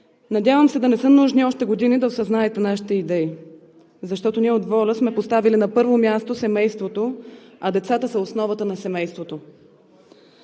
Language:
Bulgarian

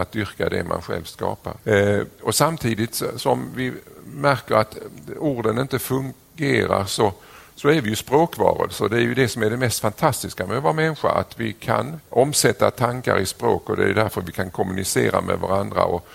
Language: Swedish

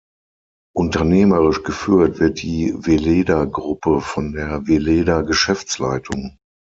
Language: German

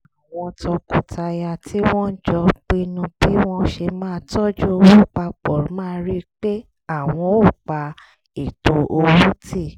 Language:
Yoruba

